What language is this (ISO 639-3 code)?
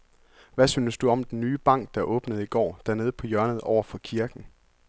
dan